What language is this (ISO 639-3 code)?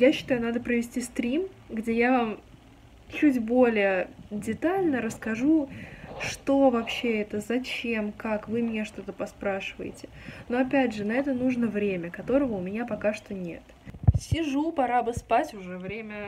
rus